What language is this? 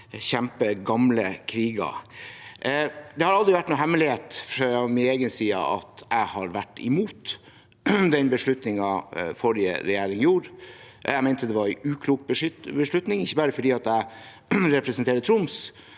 Norwegian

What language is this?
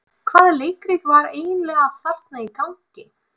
Icelandic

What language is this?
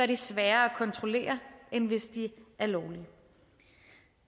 Danish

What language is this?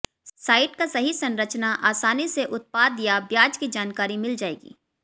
Hindi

